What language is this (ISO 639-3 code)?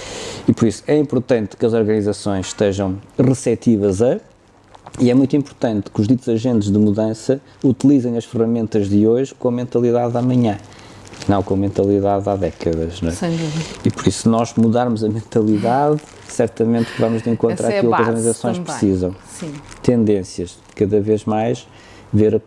por